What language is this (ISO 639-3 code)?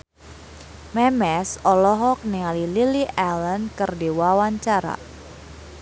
sun